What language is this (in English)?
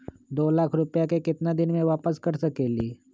Magahi